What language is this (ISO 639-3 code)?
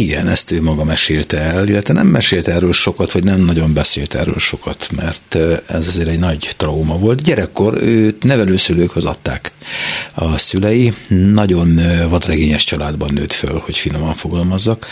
hun